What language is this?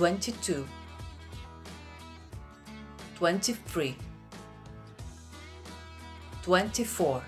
Polish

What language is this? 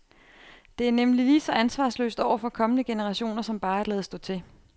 Danish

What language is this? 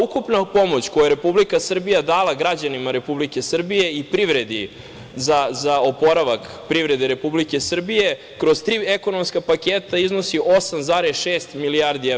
Serbian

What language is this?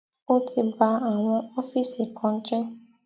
Yoruba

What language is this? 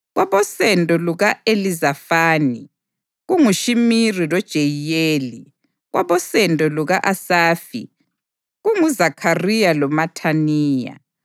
North Ndebele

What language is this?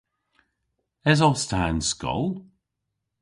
Cornish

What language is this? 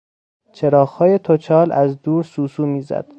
Persian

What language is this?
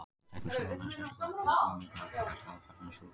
Icelandic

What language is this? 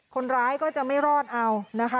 Thai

